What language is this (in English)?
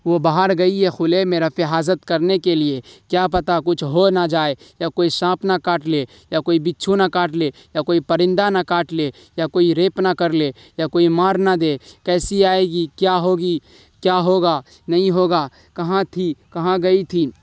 Urdu